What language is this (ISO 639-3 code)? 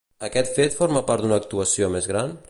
cat